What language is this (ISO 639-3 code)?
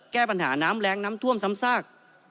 tha